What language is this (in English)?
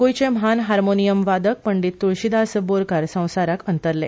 Konkani